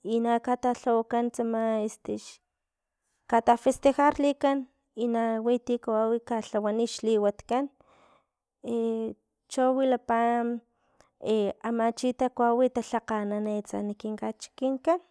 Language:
Filomena Mata-Coahuitlán Totonac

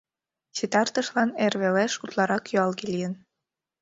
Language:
Mari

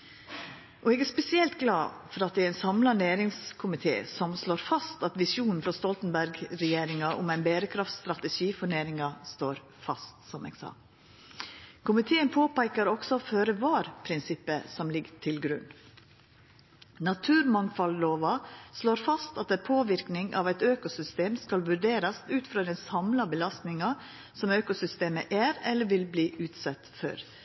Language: Norwegian Nynorsk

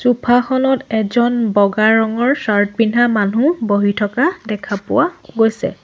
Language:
Assamese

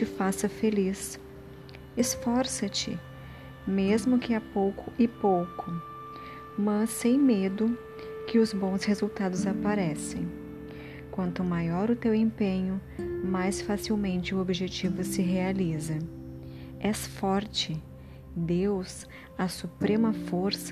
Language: Portuguese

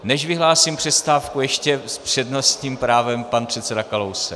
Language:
Czech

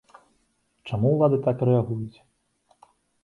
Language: Belarusian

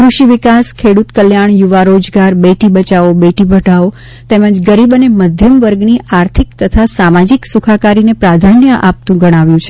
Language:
Gujarati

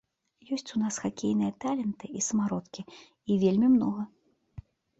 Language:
Belarusian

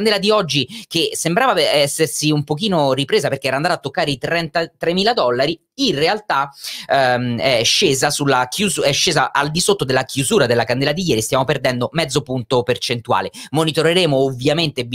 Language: Italian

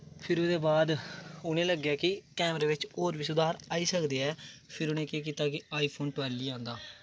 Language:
Dogri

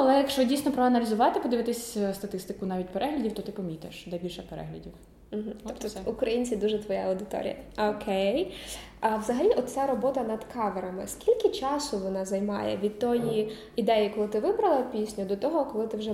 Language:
Ukrainian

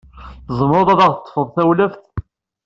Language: Kabyle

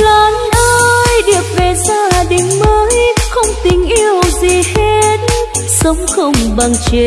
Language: Vietnamese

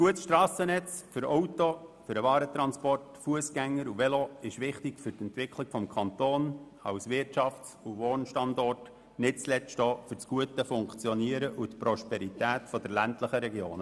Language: Swiss German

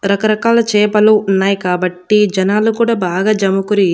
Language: Telugu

